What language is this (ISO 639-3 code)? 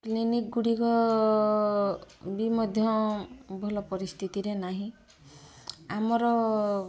ori